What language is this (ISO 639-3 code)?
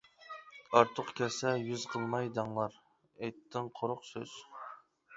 uig